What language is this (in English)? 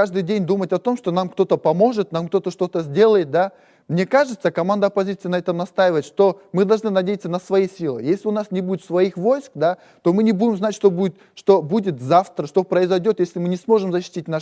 Russian